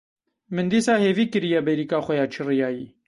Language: Kurdish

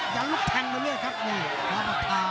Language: Thai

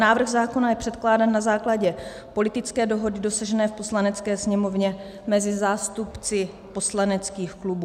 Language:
Czech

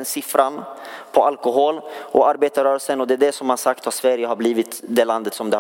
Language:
Swedish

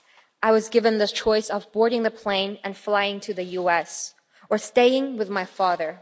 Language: English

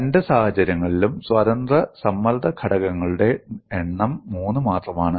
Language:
Malayalam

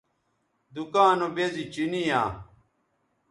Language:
Bateri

